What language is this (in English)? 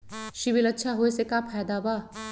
Magahi